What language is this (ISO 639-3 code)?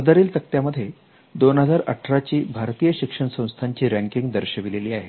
mar